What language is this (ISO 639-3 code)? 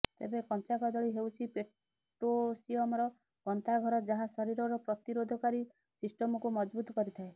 ori